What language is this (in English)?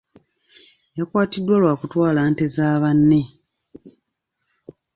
Ganda